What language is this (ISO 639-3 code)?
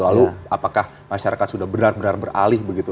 ind